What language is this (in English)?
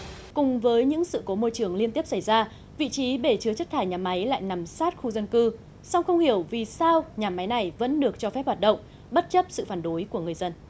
Vietnamese